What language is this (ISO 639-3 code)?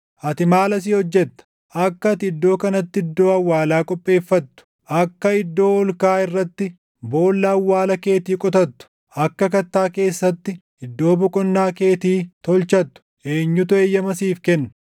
orm